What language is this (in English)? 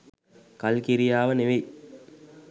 Sinhala